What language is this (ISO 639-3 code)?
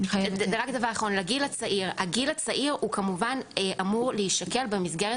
heb